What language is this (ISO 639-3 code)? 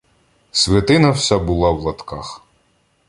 ukr